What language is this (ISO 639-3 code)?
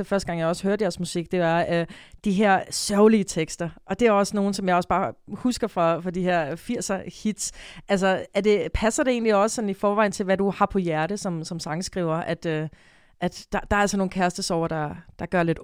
dan